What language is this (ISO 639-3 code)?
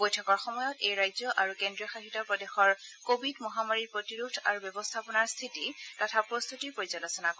asm